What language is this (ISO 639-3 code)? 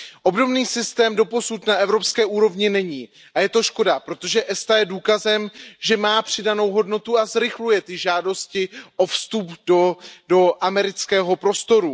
ces